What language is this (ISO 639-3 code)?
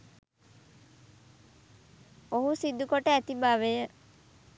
sin